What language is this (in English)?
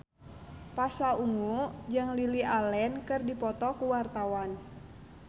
Sundanese